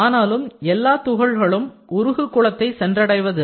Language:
Tamil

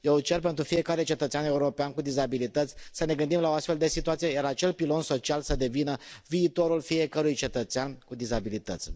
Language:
Romanian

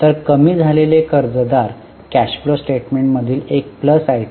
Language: Marathi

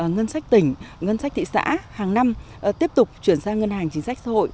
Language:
Vietnamese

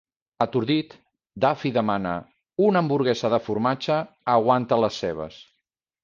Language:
Catalan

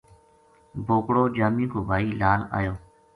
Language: Gujari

